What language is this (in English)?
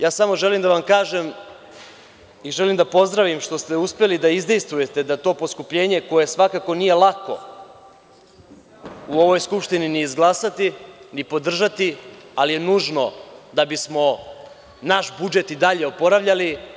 Serbian